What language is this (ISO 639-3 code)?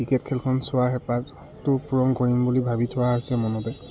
asm